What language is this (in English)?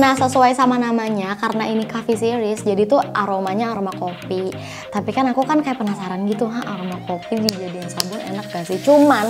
Indonesian